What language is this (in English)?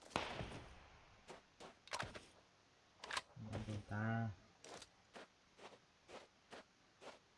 Vietnamese